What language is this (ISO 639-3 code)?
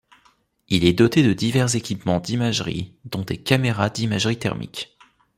fra